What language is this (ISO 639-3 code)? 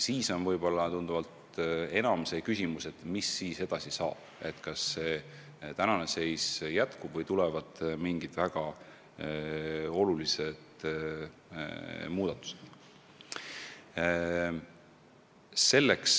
est